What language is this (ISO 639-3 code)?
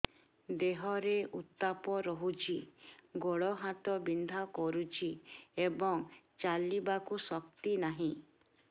ori